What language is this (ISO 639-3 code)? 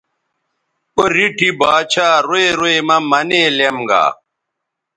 btv